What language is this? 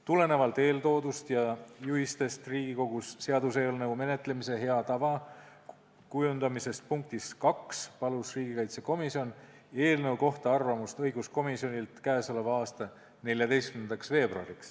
Estonian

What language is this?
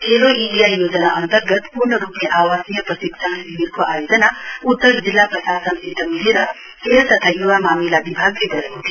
Nepali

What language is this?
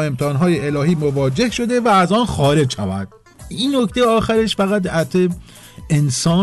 Persian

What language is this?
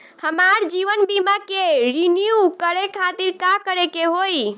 Bhojpuri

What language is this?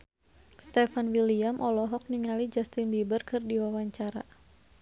Sundanese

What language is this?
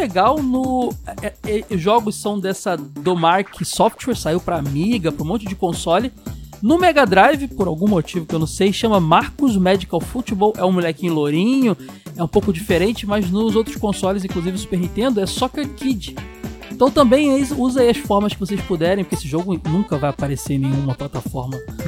Portuguese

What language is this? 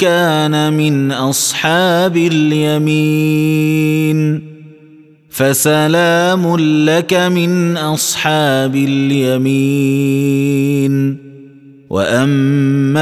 Arabic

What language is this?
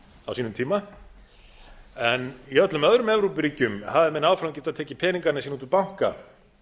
Icelandic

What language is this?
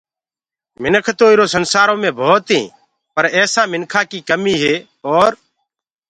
Gurgula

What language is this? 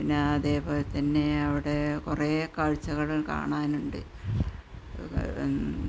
Malayalam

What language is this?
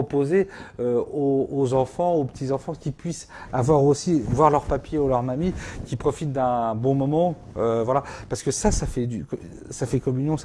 French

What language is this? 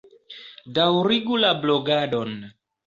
Esperanto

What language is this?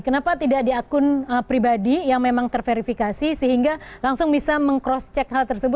Indonesian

